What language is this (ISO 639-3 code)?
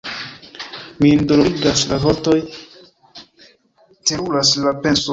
epo